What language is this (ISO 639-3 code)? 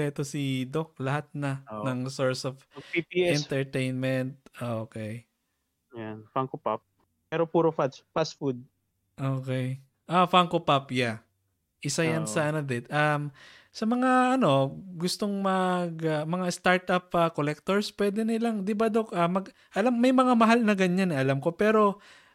fil